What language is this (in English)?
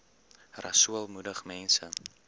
Afrikaans